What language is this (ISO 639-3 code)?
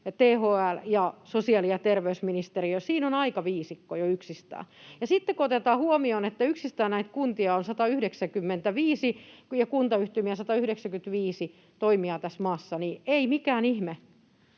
fin